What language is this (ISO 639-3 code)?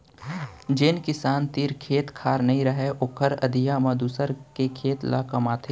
hne